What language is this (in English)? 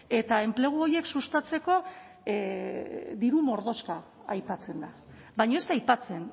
Basque